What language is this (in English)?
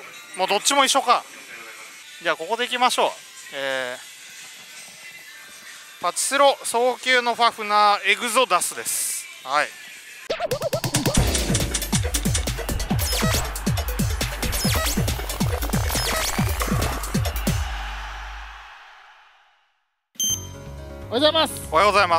Japanese